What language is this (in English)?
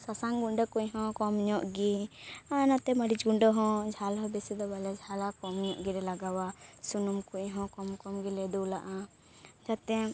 Santali